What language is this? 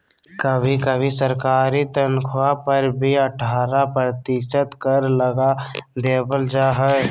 Magahi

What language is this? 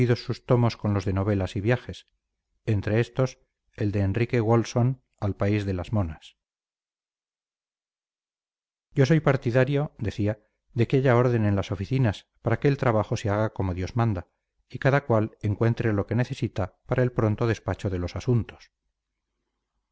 Spanish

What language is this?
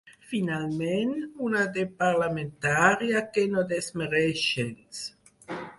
Catalan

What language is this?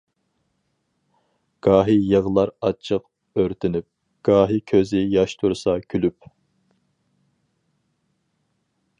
Uyghur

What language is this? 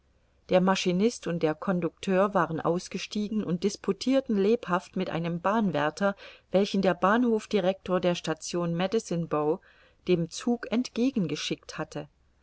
German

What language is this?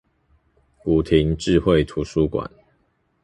Chinese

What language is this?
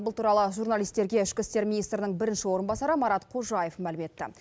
Kazakh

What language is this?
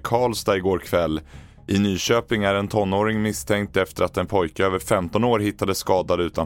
Swedish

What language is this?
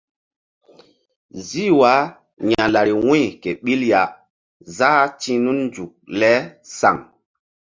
Mbum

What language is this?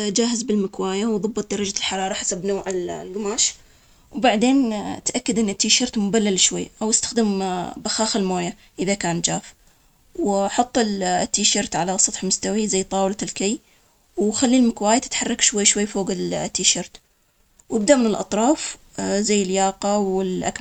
Omani Arabic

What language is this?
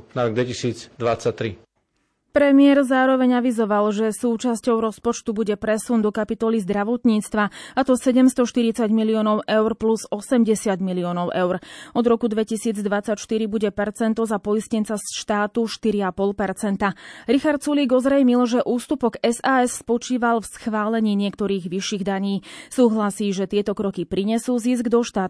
Slovak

